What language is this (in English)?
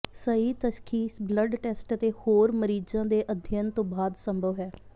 Punjabi